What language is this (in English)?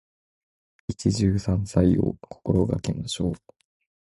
Japanese